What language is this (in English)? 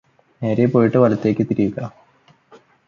Malayalam